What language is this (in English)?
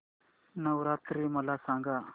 Marathi